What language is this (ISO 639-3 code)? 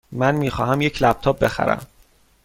fas